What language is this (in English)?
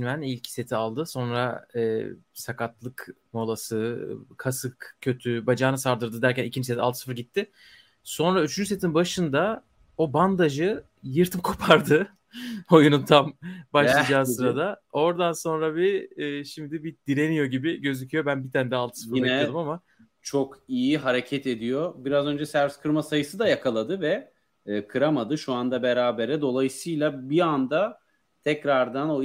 Turkish